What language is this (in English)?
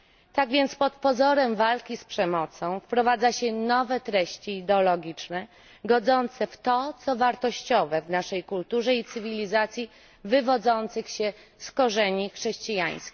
Polish